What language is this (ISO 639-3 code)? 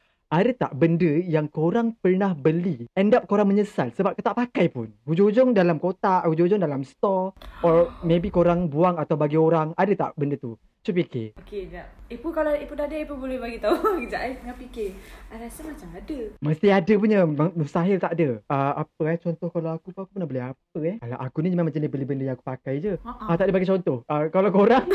msa